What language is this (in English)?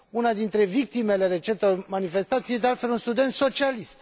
Romanian